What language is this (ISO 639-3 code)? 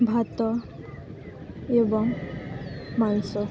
ori